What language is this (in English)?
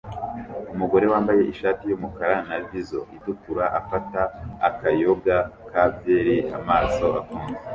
Kinyarwanda